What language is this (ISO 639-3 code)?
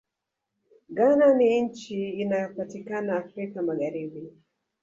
swa